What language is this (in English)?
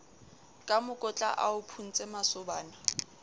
Southern Sotho